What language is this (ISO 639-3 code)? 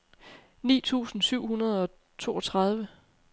dan